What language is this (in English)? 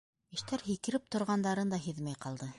Bashkir